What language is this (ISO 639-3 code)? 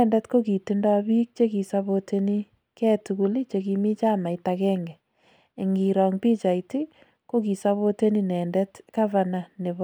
kln